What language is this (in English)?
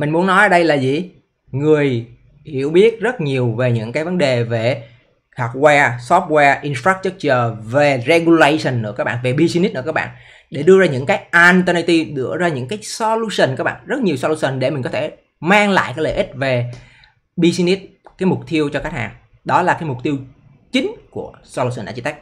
Vietnamese